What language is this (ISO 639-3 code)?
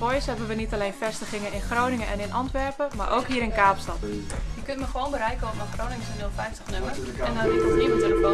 nld